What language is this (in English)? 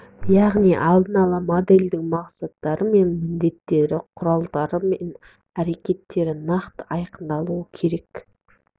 Kazakh